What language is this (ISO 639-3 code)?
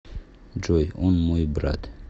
rus